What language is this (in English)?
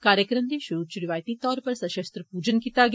Dogri